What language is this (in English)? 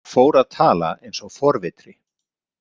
Icelandic